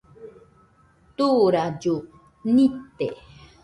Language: Nüpode Huitoto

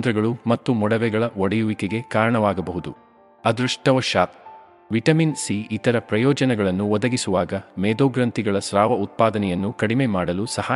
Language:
Kannada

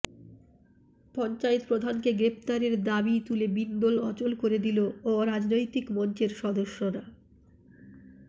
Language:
Bangla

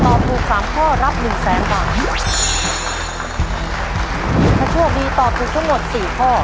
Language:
Thai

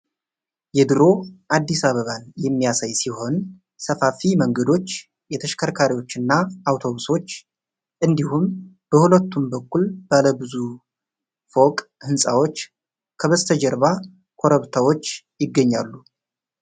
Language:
Amharic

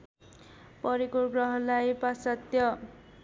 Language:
Nepali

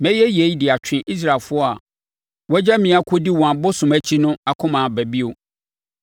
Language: Akan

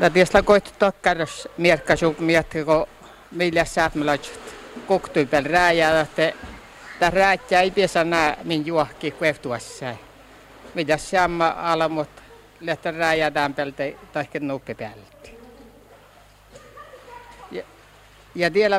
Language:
Finnish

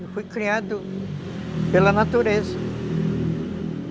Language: Portuguese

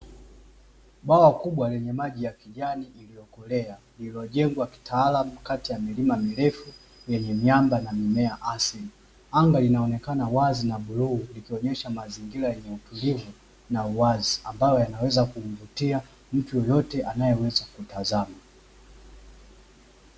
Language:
Swahili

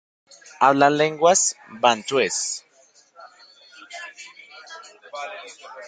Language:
Spanish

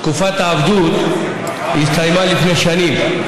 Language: Hebrew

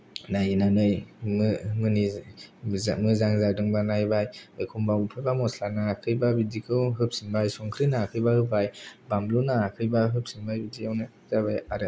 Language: Bodo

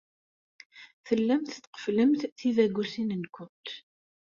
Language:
Kabyle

